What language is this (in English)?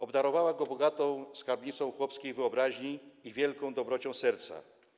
Polish